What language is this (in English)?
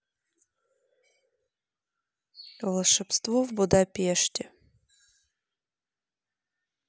Russian